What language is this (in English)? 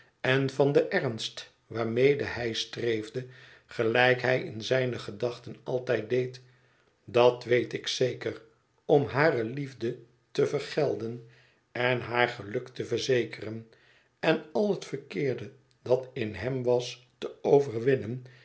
Dutch